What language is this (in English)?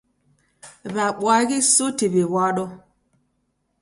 Taita